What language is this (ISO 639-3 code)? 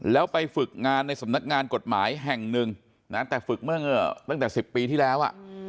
tha